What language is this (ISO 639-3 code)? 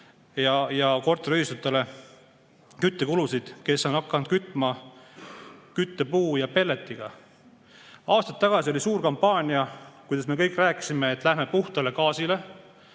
est